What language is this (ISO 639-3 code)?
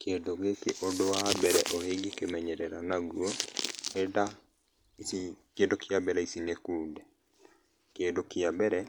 kik